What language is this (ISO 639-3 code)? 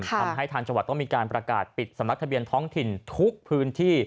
tha